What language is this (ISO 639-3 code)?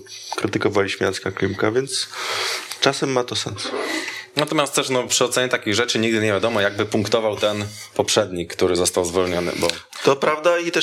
pol